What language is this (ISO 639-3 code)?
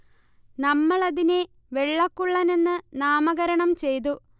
mal